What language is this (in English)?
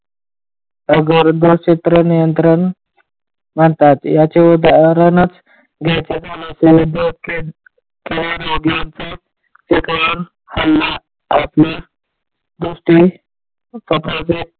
Marathi